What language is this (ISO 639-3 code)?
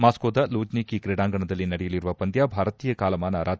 kan